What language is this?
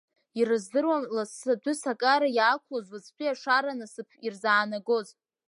Abkhazian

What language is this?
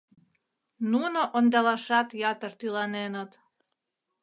Mari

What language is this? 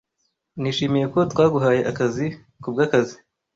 Kinyarwanda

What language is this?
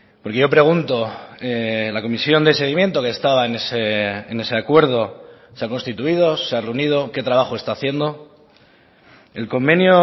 Spanish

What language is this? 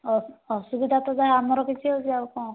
Odia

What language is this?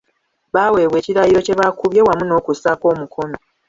Ganda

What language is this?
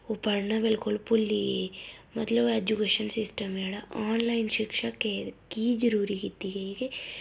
Dogri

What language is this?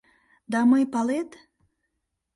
Mari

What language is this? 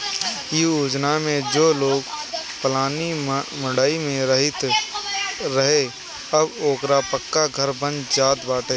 Bhojpuri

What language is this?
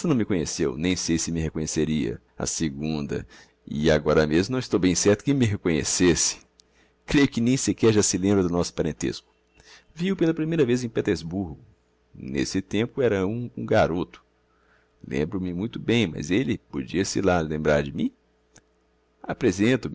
Portuguese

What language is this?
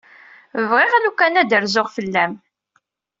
Kabyle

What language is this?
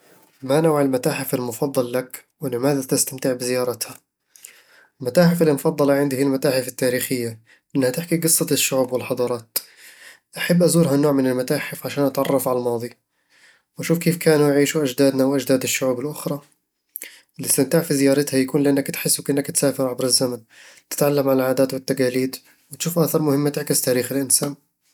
Eastern Egyptian Bedawi Arabic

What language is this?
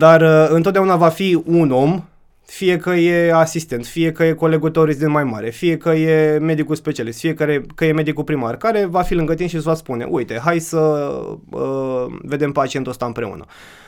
Romanian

